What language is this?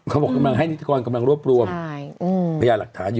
Thai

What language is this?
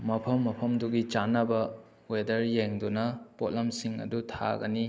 Manipuri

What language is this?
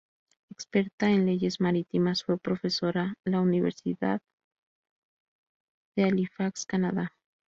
Spanish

